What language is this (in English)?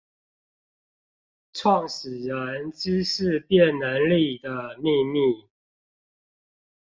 Chinese